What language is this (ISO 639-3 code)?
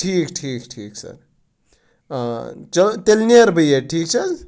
kas